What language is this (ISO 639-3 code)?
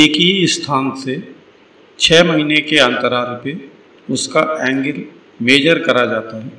hin